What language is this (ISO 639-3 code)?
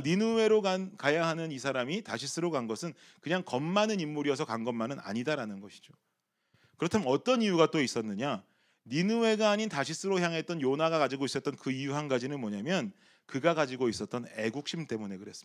kor